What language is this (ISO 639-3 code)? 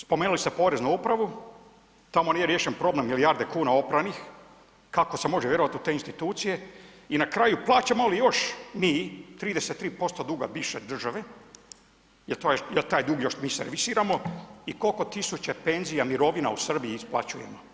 hrv